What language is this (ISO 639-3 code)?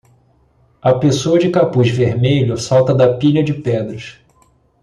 por